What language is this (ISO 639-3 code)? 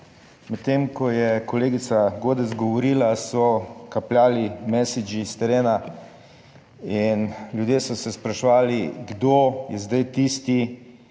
slv